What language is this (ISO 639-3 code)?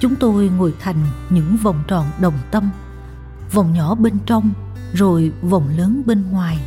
vie